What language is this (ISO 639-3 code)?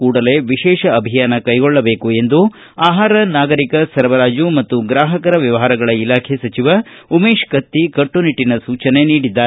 kan